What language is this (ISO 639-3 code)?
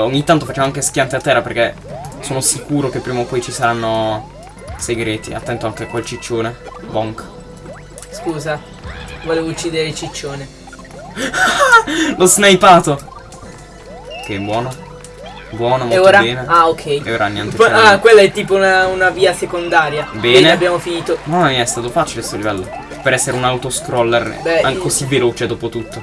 ita